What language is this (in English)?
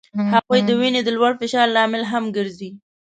Pashto